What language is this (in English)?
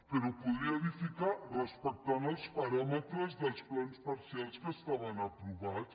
Catalan